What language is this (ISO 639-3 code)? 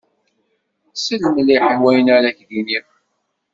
kab